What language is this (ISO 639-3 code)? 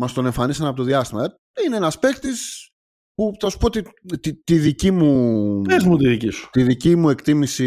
ell